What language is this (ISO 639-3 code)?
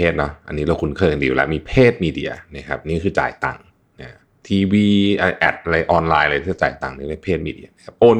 tha